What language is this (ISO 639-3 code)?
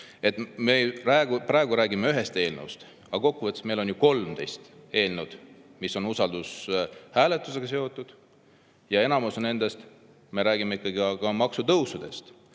est